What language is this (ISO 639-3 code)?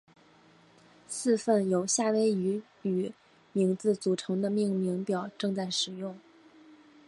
zho